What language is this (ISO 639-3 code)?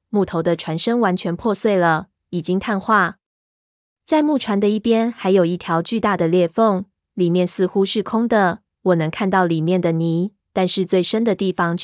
zho